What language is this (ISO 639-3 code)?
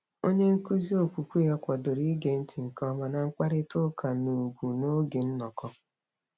ibo